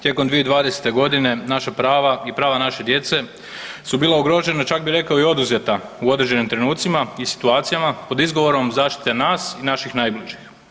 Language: Croatian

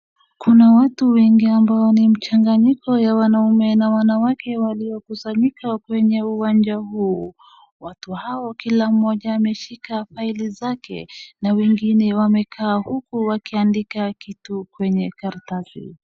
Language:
Swahili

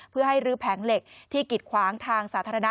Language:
Thai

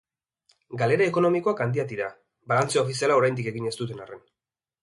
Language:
Basque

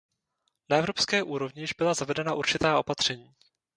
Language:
Czech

